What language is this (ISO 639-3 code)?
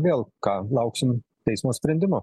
lit